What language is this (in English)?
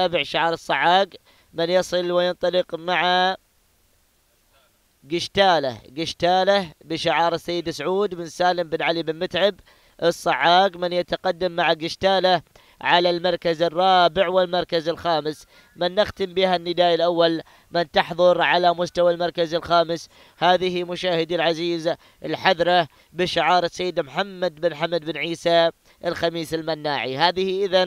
Arabic